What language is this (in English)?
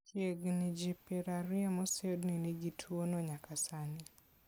Luo (Kenya and Tanzania)